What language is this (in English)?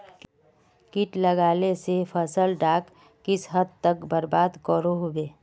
Magahi